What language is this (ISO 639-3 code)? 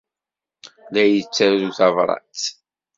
kab